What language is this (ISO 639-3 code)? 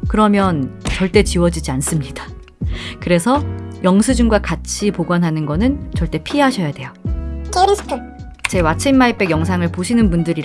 kor